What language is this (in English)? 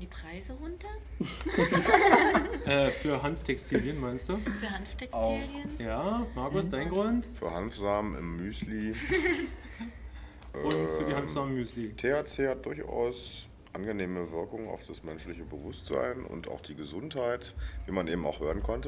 German